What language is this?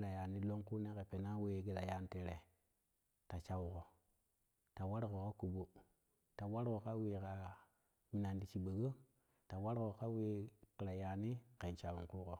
Kushi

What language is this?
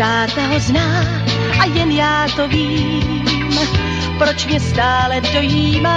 Czech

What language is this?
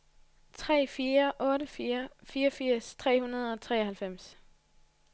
Danish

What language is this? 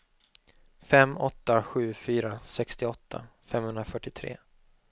Swedish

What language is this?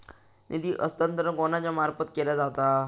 Marathi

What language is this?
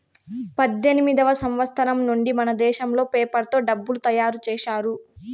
Telugu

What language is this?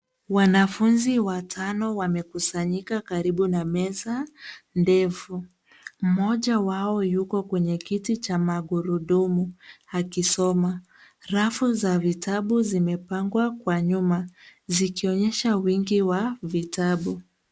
Swahili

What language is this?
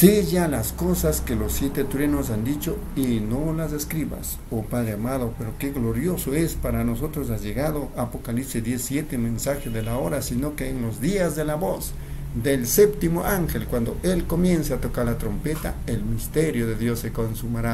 Spanish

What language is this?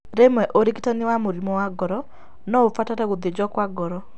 Kikuyu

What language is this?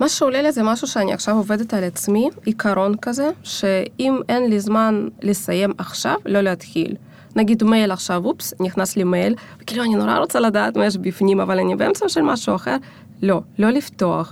Hebrew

